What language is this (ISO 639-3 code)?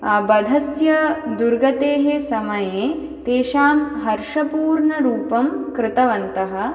san